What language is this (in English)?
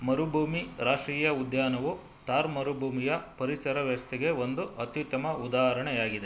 Kannada